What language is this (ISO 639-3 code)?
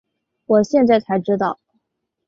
zho